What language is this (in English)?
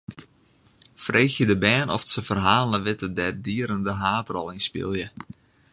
Western Frisian